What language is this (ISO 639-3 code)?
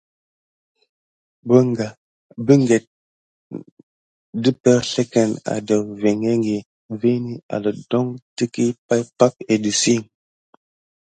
gid